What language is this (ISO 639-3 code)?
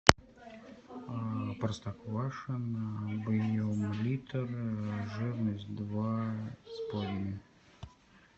rus